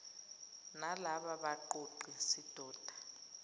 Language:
Zulu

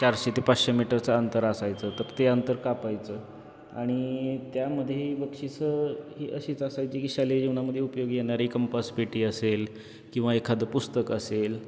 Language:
Marathi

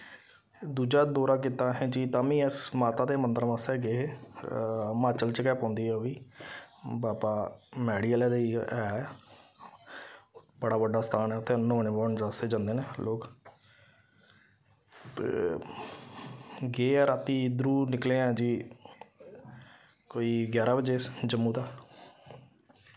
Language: Dogri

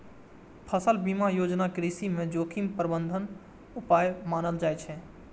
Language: Maithili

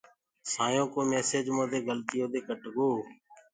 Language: Gurgula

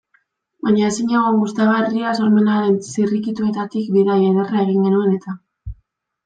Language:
Basque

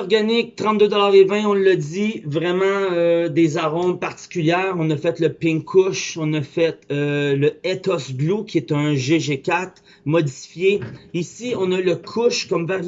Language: French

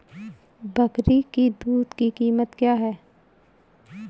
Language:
Hindi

